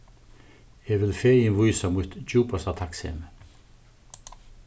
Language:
Faroese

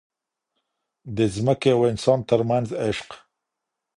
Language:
Pashto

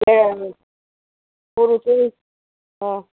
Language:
Gujarati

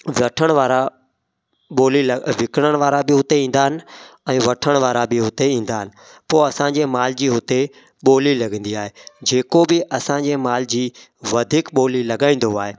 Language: Sindhi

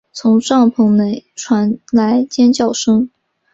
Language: Chinese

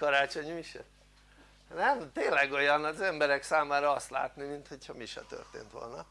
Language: Hungarian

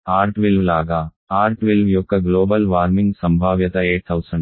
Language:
Telugu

